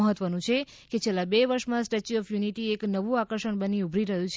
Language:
Gujarati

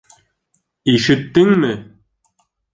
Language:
Bashkir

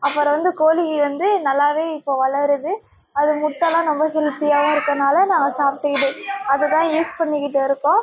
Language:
Tamil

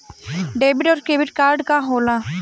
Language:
Bhojpuri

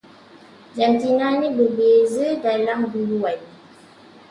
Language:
Malay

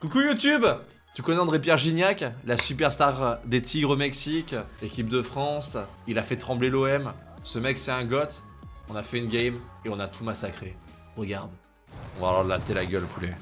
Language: French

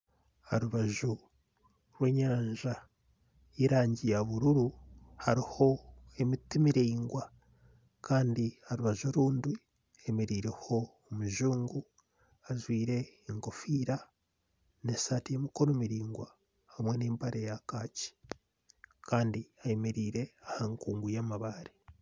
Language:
Nyankole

